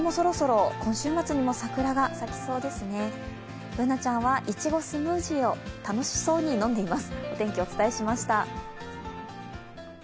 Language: Japanese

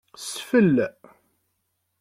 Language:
Kabyle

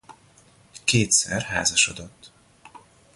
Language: Hungarian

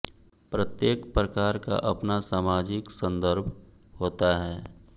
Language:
Hindi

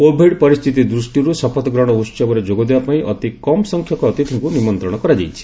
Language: Odia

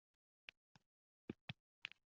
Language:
Uzbek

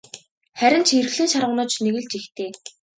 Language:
Mongolian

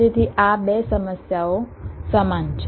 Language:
Gujarati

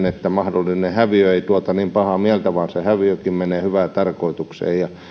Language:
Finnish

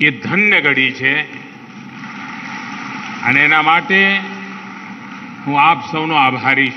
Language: Hindi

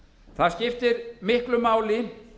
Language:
Icelandic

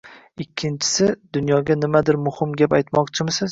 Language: Uzbek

